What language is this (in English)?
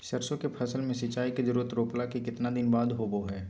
Magahi